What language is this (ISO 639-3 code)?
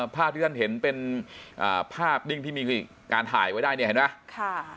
tha